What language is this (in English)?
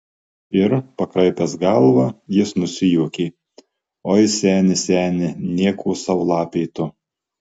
Lithuanian